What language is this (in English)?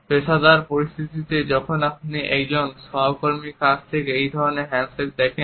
Bangla